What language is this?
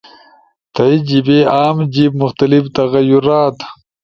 Ushojo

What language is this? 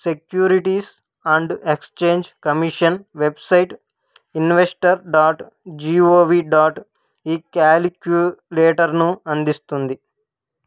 Telugu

